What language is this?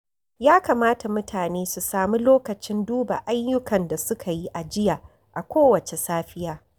Hausa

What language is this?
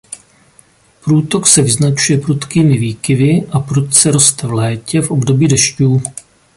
Czech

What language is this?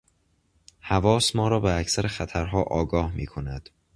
Persian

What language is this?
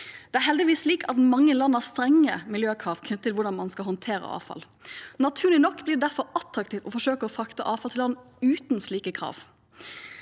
Norwegian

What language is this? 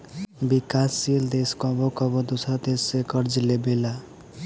Bhojpuri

